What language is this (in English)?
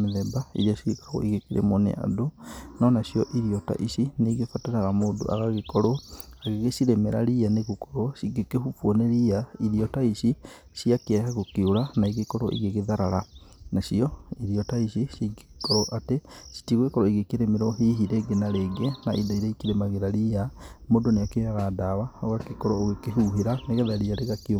Kikuyu